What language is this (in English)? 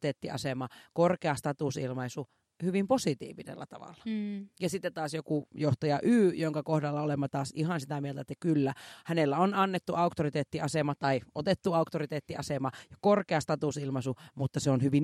Finnish